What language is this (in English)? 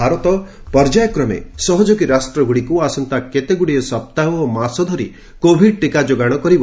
Odia